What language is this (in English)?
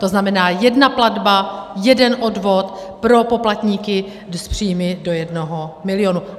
Czech